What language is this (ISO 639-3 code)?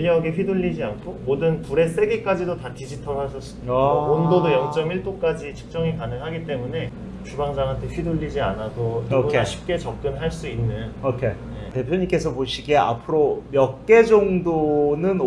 kor